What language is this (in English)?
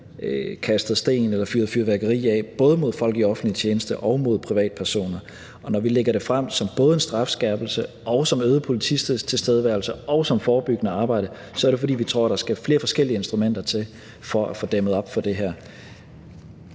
Danish